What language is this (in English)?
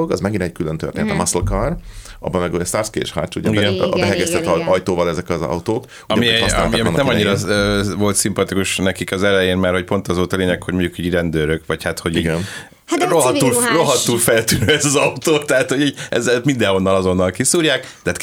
Hungarian